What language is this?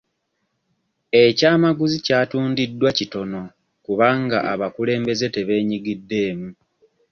Ganda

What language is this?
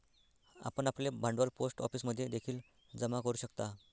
Marathi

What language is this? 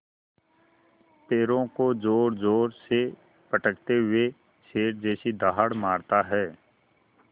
Hindi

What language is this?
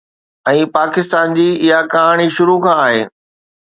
Sindhi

